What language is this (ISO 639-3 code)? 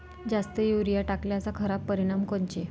mar